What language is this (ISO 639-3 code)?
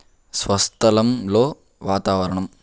tel